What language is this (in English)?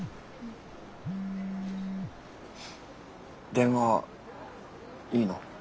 Japanese